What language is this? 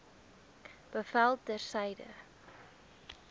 Afrikaans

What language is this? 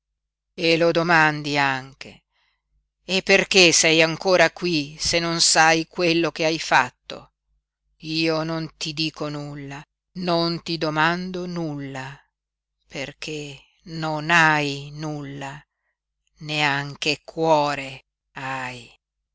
Italian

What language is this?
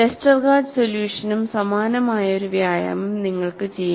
Malayalam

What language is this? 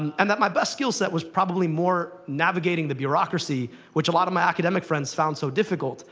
English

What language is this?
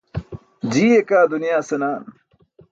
Burushaski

